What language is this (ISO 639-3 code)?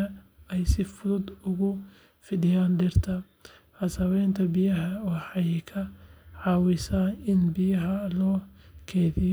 som